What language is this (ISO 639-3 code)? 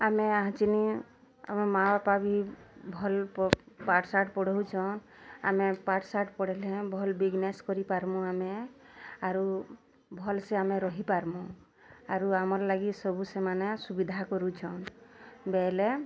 ori